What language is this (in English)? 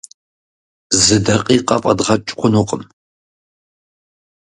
Kabardian